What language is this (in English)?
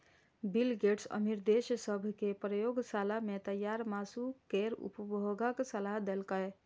Maithili